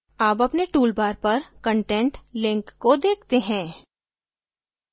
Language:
Hindi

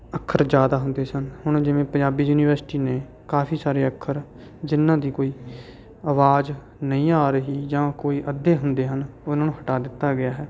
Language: Punjabi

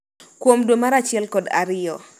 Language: Luo (Kenya and Tanzania)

